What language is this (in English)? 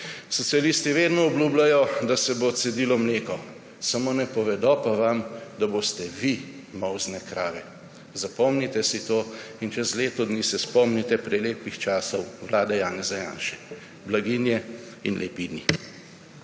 Slovenian